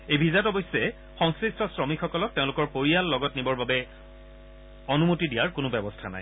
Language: Assamese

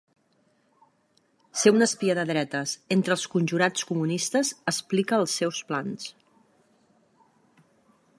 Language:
Catalan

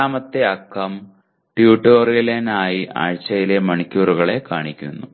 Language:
Malayalam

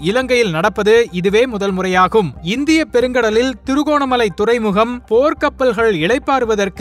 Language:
Tamil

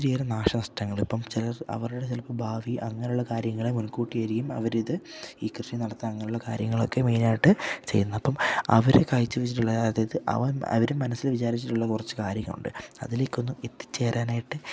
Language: Malayalam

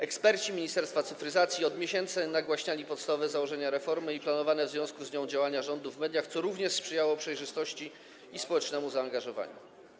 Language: Polish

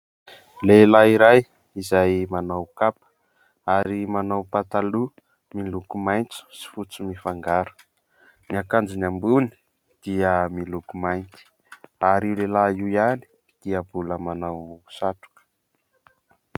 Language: Malagasy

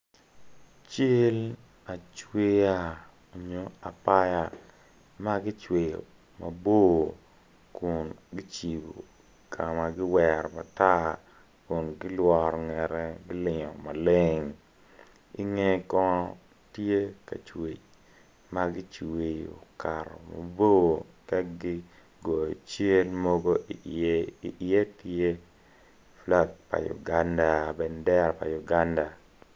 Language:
Acoli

